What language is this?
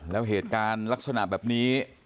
Thai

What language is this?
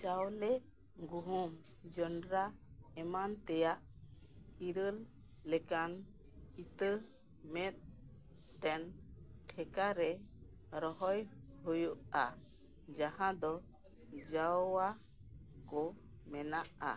Santali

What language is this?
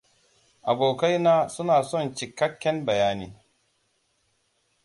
Hausa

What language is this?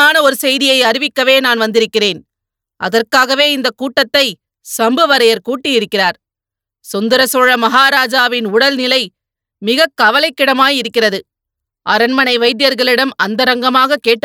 Tamil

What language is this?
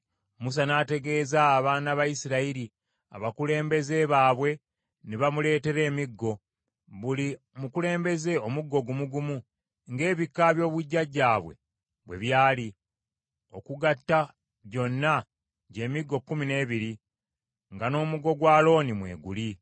Ganda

